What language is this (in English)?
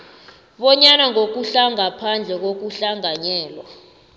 South Ndebele